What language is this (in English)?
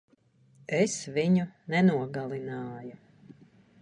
Latvian